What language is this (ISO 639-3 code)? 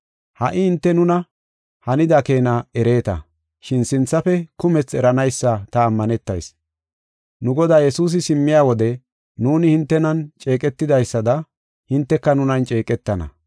gof